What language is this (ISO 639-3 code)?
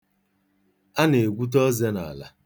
ibo